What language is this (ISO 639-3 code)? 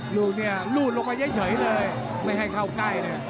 tha